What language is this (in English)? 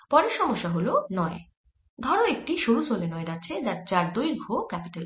Bangla